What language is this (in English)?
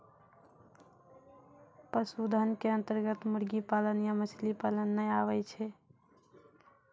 Maithili